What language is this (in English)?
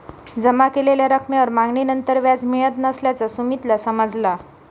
Marathi